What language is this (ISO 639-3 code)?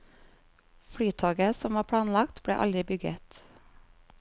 nor